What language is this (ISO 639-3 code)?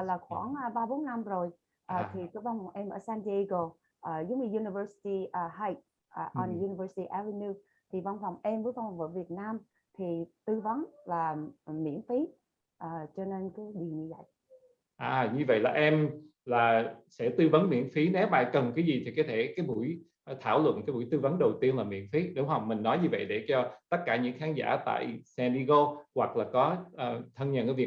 vie